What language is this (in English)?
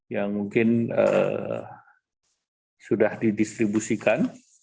Indonesian